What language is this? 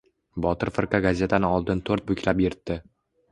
Uzbek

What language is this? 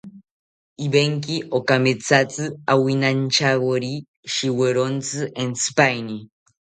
South Ucayali Ashéninka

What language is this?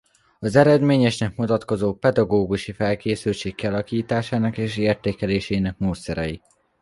Hungarian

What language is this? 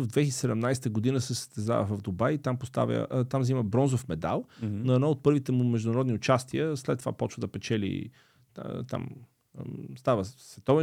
Bulgarian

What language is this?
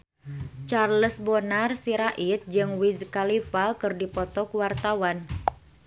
Sundanese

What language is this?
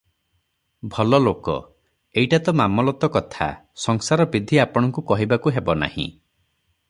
Odia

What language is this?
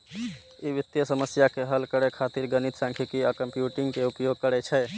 Maithili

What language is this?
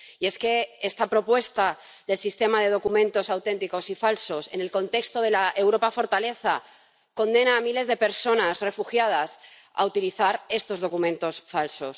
Spanish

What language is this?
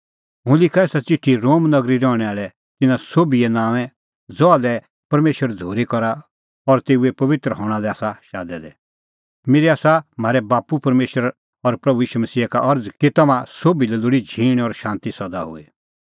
Kullu Pahari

